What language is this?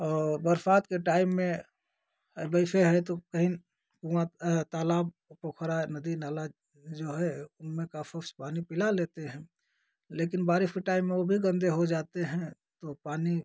Hindi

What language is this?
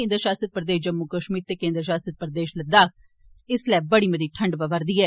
Dogri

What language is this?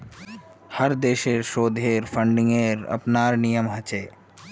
Magahi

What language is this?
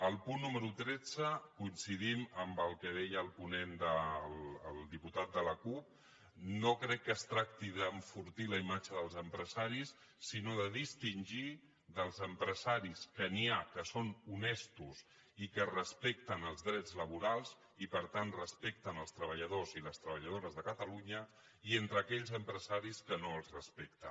Catalan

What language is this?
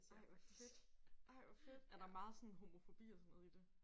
Danish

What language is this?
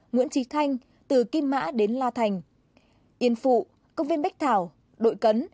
Vietnamese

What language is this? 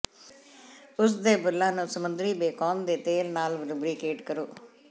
Punjabi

